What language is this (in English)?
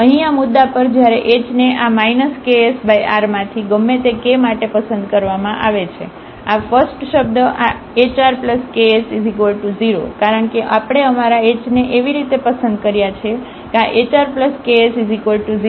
Gujarati